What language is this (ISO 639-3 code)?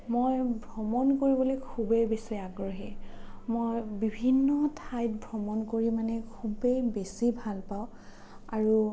asm